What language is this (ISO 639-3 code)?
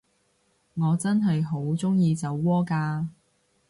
yue